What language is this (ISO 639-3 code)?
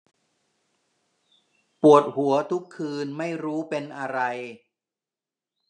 tha